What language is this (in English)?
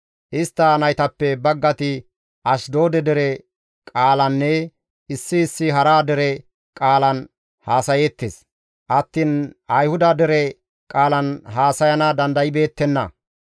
Gamo